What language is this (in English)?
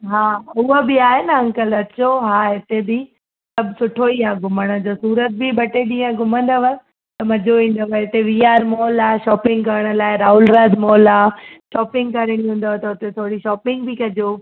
Sindhi